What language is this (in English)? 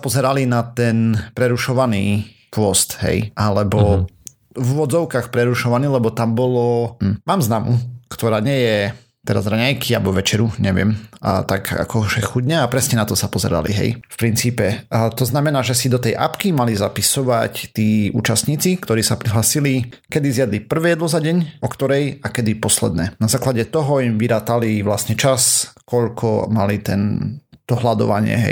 Slovak